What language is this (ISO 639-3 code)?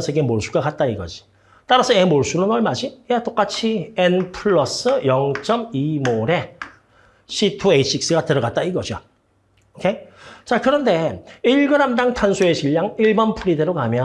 kor